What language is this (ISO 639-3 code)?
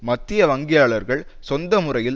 tam